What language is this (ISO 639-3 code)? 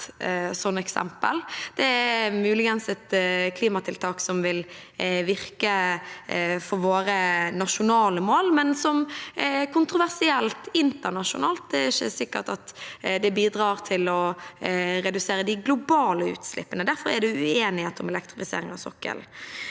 nor